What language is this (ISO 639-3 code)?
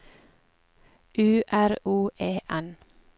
nor